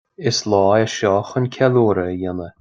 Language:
Irish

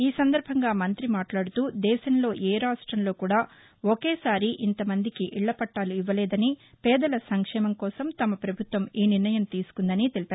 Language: Telugu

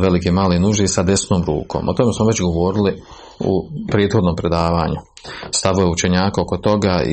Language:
Croatian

